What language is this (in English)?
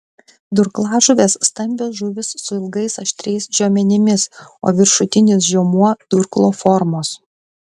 Lithuanian